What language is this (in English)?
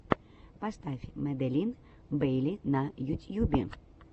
Russian